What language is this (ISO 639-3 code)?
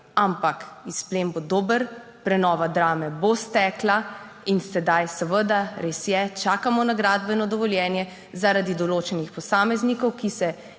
slv